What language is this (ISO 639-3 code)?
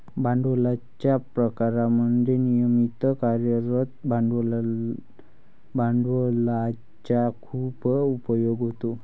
mar